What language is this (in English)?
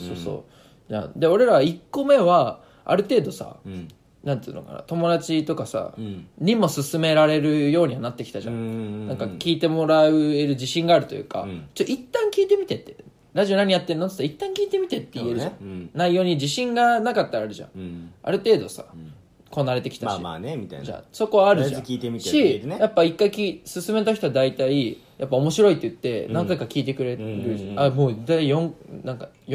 Japanese